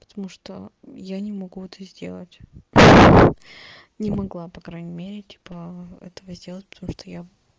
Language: Russian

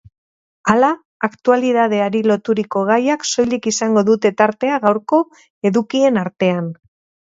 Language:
Basque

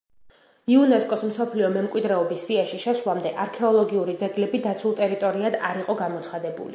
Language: Georgian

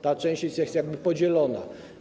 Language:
Polish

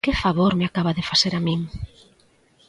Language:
Galician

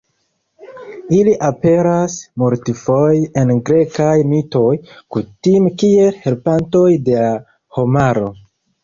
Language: Esperanto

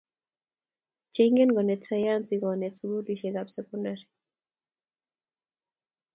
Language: Kalenjin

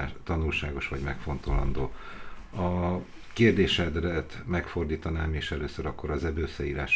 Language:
Hungarian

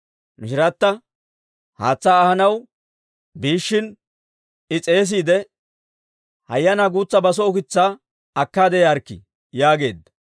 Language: Dawro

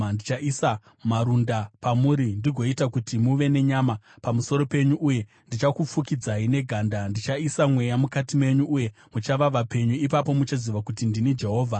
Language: Shona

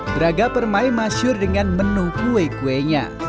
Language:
Indonesian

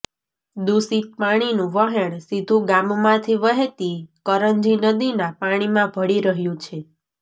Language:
Gujarati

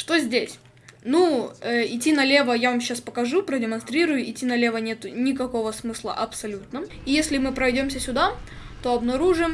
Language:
Russian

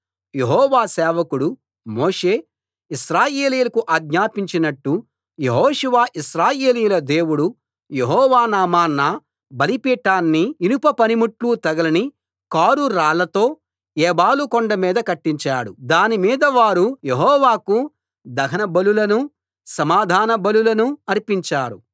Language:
Telugu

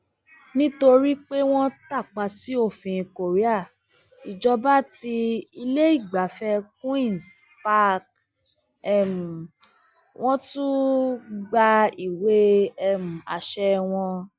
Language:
Yoruba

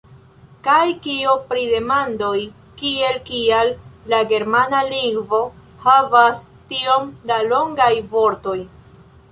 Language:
Esperanto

